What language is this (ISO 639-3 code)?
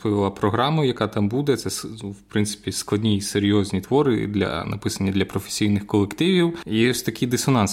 ukr